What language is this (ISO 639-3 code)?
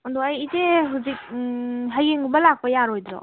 mni